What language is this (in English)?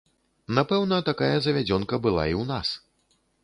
Belarusian